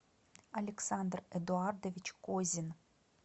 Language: Russian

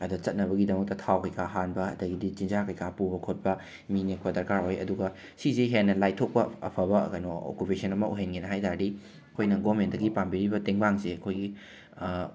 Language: Manipuri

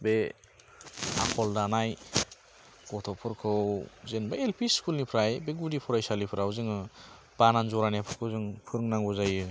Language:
Bodo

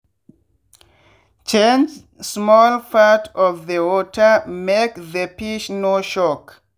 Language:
Nigerian Pidgin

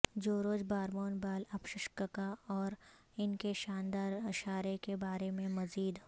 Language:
Urdu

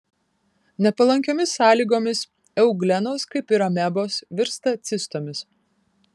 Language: Lithuanian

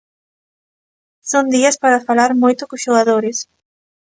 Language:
Galician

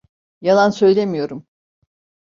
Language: Turkish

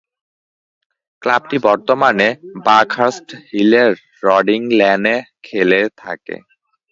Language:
Bangla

